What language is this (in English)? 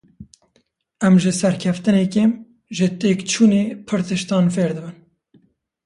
Kurdish